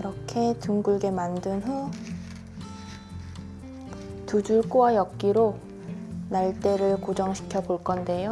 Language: Korean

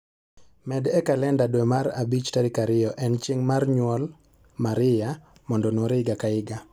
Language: Luo (Kenya and Tanzania)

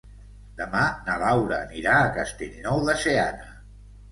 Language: Catalan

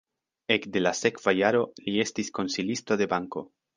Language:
Esperanto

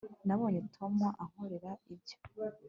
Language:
Kinyarwanda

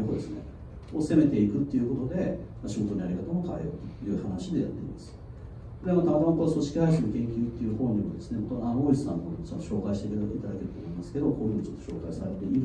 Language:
Japanese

